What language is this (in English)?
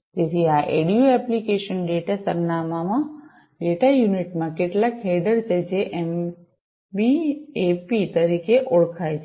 Gujarati